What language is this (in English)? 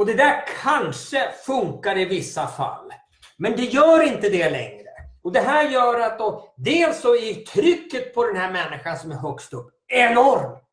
Swedish